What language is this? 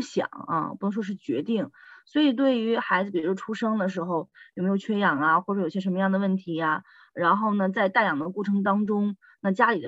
Chinese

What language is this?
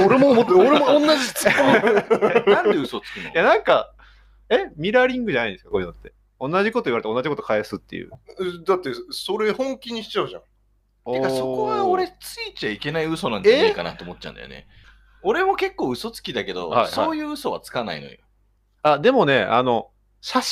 Japanese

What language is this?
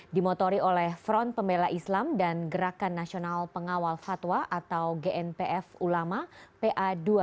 Indonesian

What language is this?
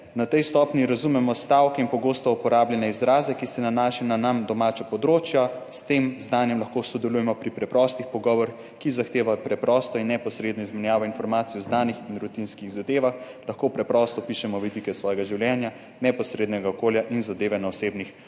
Slovenian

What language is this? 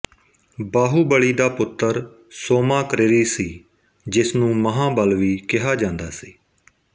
Punjabi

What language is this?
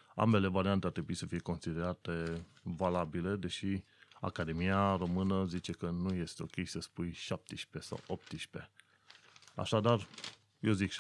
Romanian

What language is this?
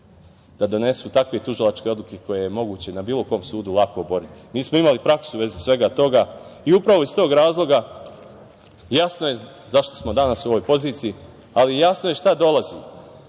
Serbian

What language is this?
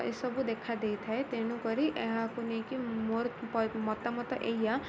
Odia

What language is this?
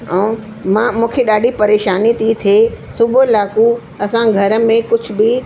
Sindhi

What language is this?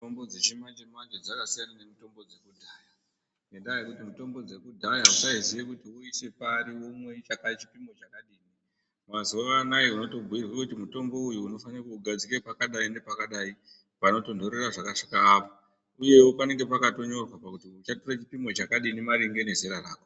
Ndau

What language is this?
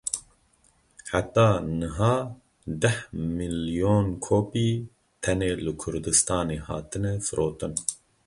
Kurdish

